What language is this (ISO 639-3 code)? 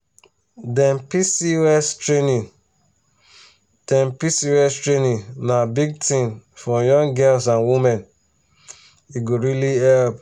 pcm